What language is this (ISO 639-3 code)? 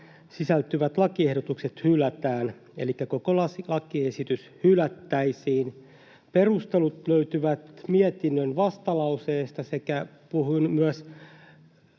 fin